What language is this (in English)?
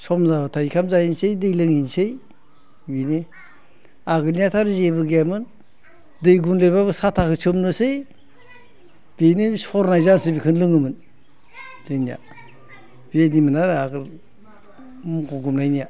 Bodo